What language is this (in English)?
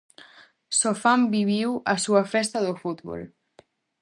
Galician